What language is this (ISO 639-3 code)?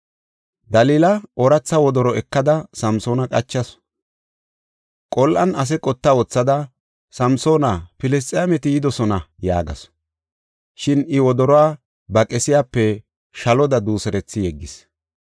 gof